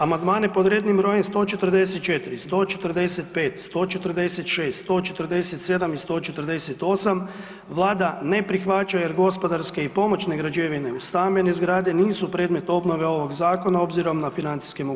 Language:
Croatian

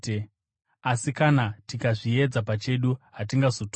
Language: Shona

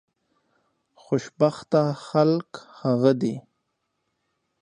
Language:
Pashto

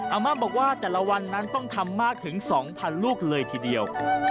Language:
Thai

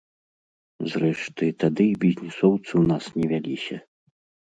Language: Belarusian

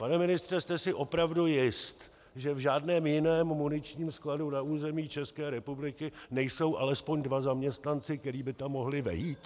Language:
Czech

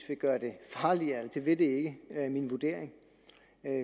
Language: Danish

